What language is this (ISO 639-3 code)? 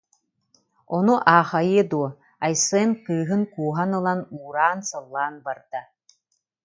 sah